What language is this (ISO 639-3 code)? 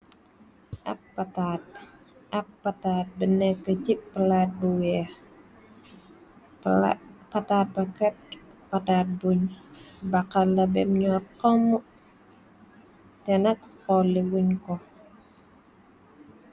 wol